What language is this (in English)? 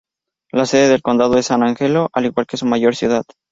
Spanish